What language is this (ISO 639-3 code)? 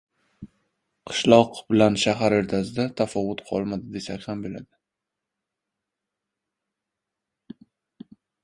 uzb